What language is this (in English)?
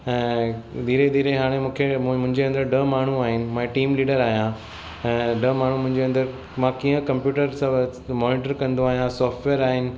Sindhi